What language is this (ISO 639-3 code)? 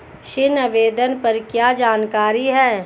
hin